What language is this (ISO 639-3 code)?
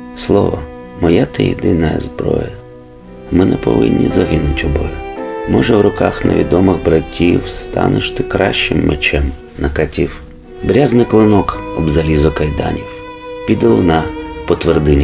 ukr